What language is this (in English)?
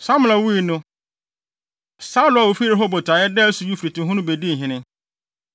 Akan